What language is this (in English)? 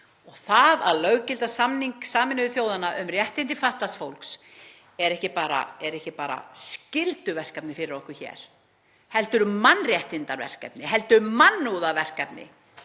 Icelandic